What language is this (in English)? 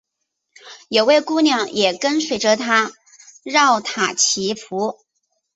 Chinese